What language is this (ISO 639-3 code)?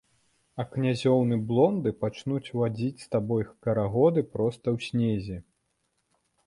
bel